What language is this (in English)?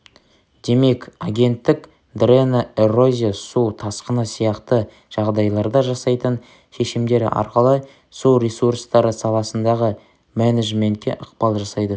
Kazakh